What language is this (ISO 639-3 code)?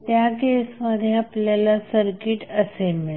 mar